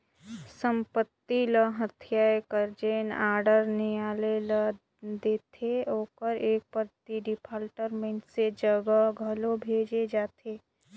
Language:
Chhattisgarhi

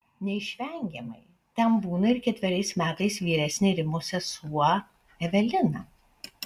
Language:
Lithuanian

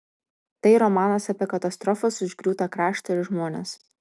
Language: Lithuanian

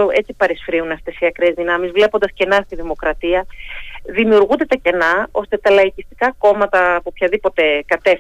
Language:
Greek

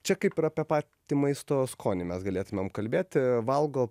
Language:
Lithuanian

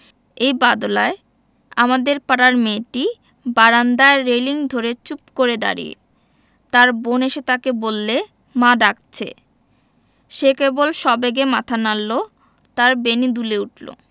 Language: Bangla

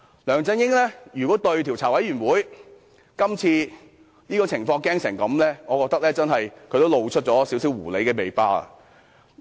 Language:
Cantonese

